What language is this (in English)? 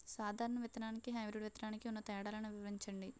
Telugu